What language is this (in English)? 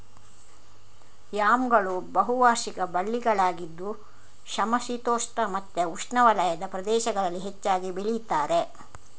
Kannada